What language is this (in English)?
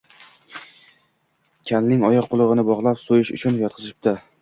Uzbek